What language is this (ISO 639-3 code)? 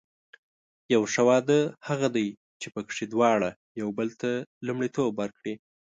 pus